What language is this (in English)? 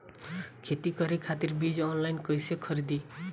Bhojpuri